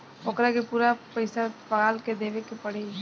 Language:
Bhojpuri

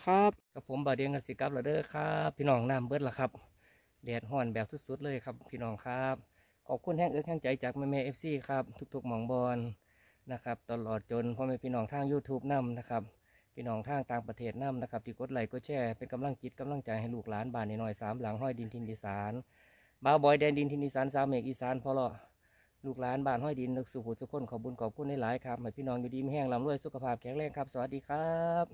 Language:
Thai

